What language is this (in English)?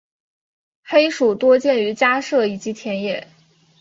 Chinese